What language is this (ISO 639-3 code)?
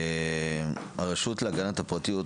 heb